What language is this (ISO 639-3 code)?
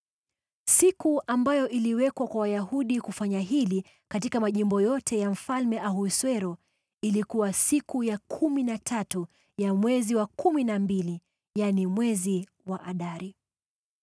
swa